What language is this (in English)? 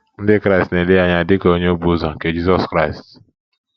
Igbo